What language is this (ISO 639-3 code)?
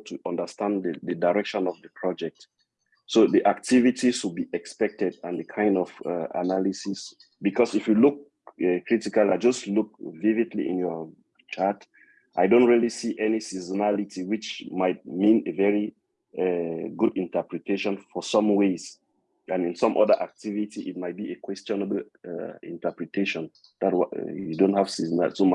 eng